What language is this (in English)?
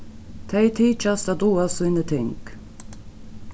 Faroese